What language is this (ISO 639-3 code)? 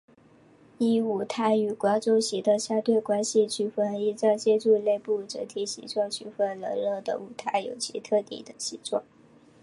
zho